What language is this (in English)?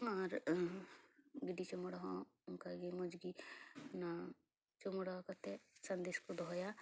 Santali